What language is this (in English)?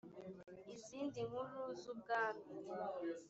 Kinyarwanda